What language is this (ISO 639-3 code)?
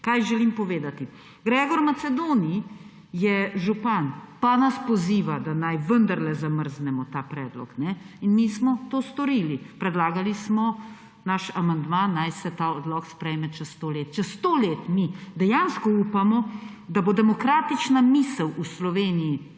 slv